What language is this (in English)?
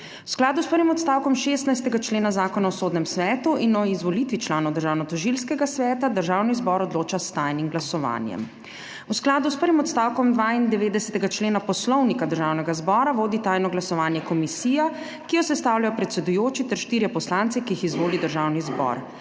Slovenian